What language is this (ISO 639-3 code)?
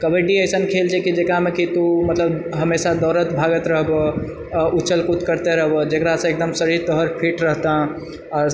mai